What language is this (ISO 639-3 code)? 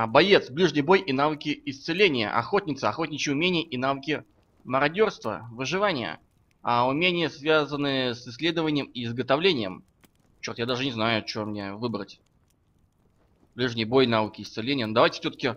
rus